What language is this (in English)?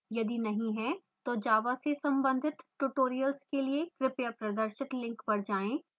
Hindi